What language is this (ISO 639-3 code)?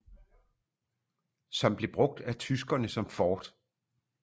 dan